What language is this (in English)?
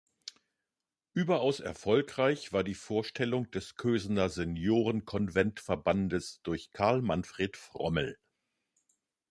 German